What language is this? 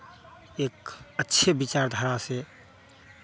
Hindi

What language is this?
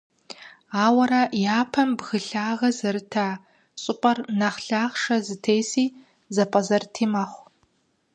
Kabardian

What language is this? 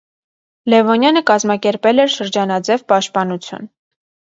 Armenian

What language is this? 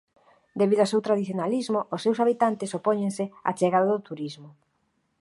Galician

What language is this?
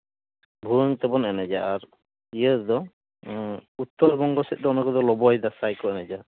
Santali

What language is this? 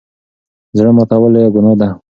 Pashto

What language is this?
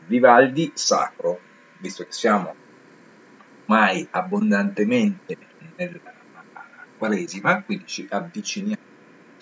Italian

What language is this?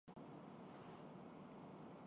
Urdu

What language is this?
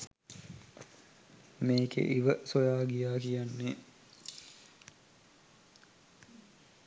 Sinhala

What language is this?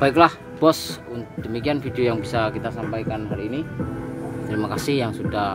Indonesian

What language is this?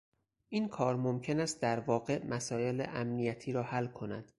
Persian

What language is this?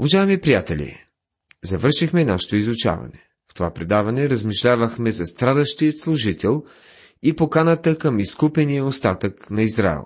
Bulgarian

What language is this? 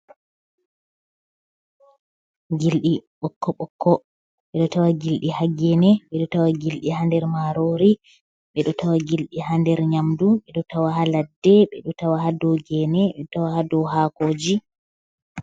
Fula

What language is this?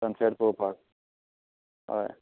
Konkani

